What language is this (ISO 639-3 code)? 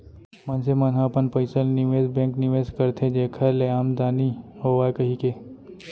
hne